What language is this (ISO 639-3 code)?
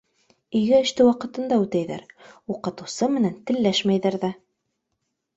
bak